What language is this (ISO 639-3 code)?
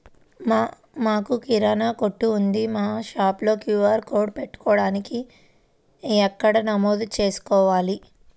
tel